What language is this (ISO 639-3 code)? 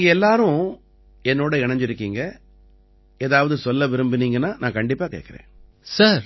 tam